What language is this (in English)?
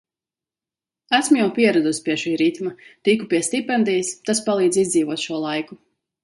Latvian